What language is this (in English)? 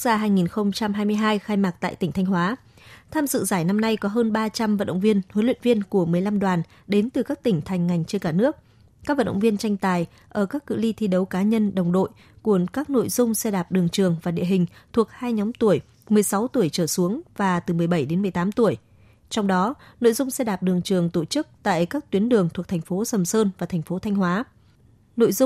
Vietnamese